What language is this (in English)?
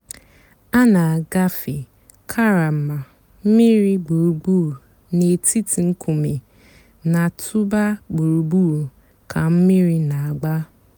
Igbo